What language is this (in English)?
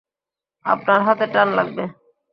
Bangla